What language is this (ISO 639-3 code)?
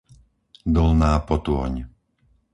slk